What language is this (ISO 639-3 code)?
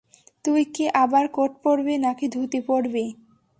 ben